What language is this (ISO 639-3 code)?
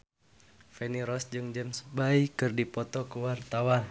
sun